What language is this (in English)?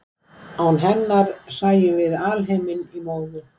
Icelandic